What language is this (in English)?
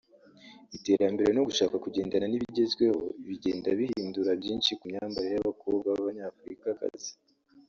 Kinyarwanda